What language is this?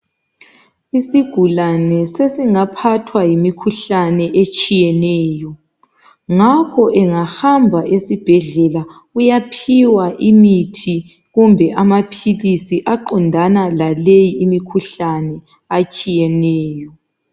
North Ndebele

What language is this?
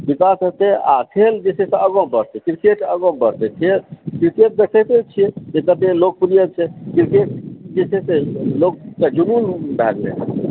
Maithili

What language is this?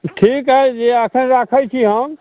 Maithili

